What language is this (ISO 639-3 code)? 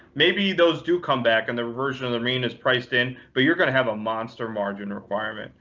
eng